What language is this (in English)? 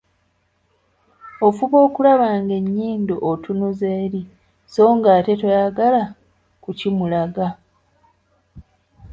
Ganda